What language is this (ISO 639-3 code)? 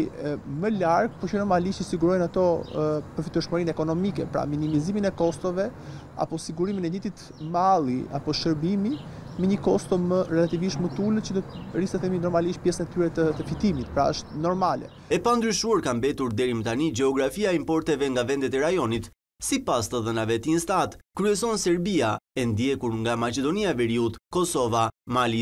ron